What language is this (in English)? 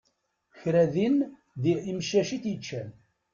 Kabyle